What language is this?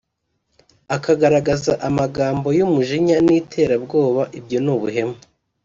Kinyarwanda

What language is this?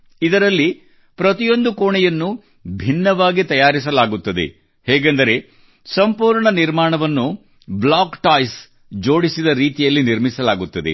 Kannada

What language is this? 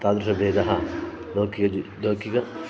Sanskrit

